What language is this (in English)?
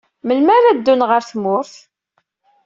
Kabyle